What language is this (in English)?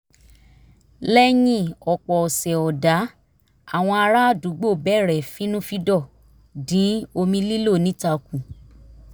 Yoruba